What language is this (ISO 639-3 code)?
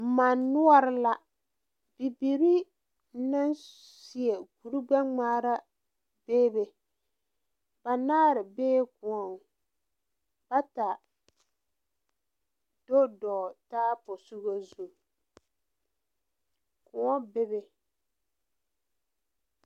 dga